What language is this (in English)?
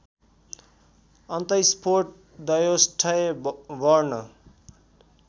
Nepali